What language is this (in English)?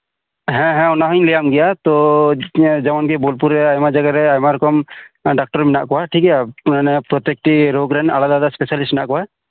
Santali